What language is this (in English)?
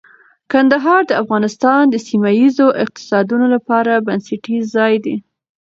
Pashto